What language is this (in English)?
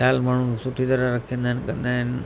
Sindhi